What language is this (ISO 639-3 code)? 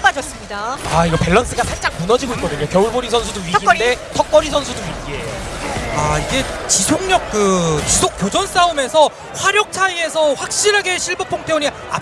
kor